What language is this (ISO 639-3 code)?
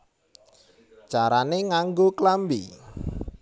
jav